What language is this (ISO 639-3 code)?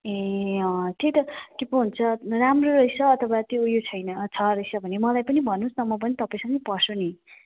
nep